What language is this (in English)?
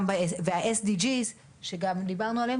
Hebrew